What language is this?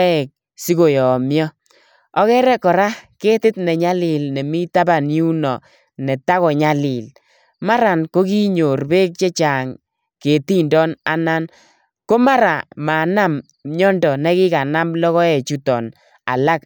Kalenjin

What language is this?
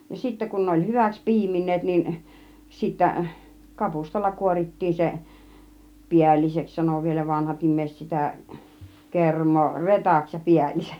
Finnish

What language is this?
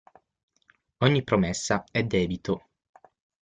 Italian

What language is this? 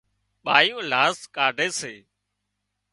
Wadiyara Koli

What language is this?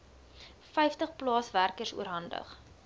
Afrikaans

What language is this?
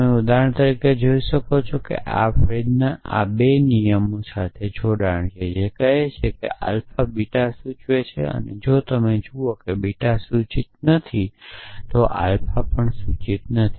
Gujarati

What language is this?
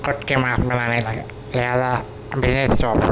Urdu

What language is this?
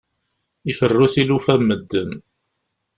Kabyle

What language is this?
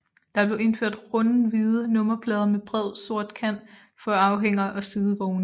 Danish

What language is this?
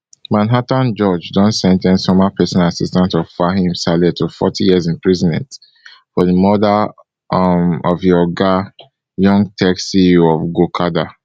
Nigerian Pidgin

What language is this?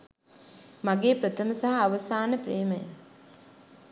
Sinhala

